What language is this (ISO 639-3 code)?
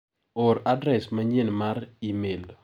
luo